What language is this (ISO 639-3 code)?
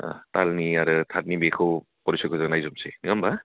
brx